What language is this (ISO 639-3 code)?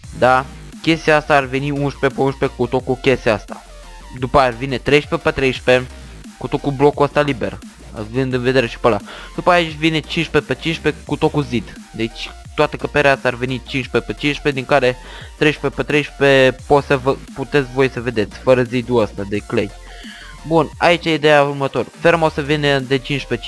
ron